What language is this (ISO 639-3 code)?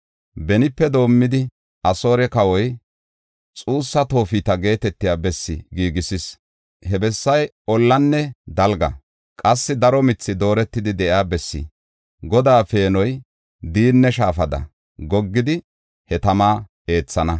gof